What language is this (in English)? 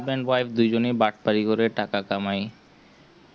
Bangla